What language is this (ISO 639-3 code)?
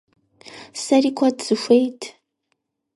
kbd